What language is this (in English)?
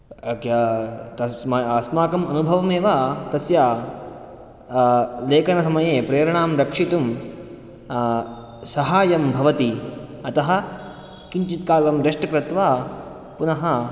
Sanskrit